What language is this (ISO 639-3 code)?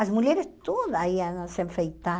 por